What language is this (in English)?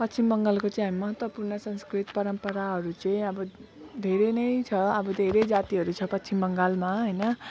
Nepali